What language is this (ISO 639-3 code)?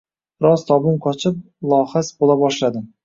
uzb